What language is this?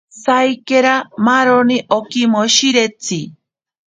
Ashéninka Perené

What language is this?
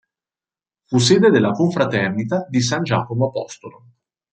Italian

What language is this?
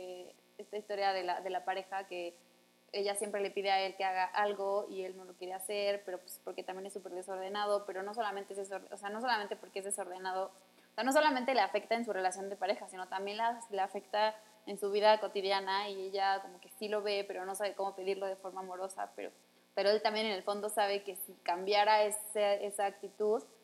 Spanish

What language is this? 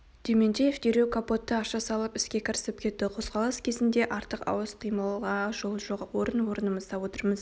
Kazakh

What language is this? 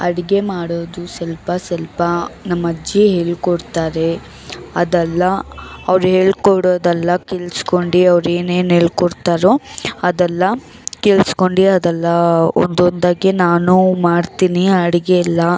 Kannada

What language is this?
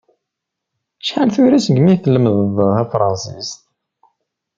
Kabyle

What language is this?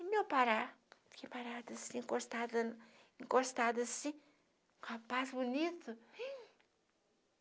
Portuguese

